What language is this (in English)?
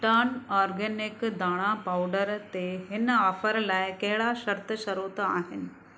Sindhi